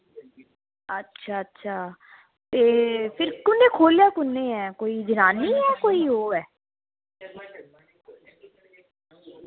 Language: Dogri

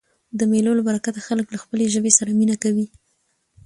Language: Pashto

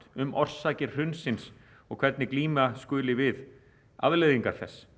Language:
Icelandic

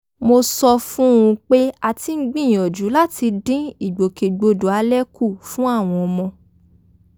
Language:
Yoruba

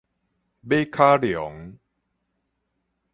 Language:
Min Nan Chinese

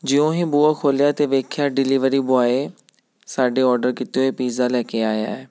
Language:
Punjabi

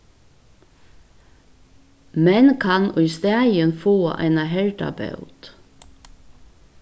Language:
Faroese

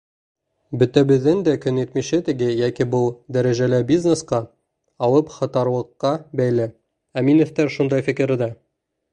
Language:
Bashkir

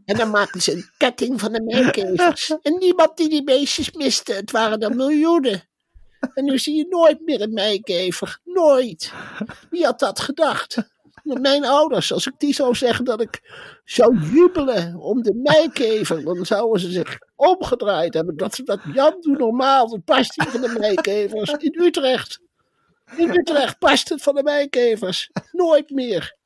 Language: Dutch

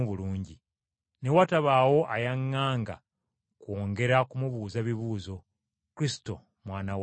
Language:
Ganda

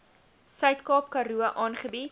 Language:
Afrikaans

